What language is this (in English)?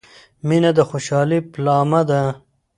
Pashto